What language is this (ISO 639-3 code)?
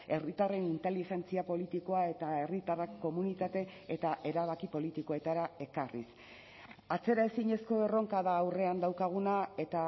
eus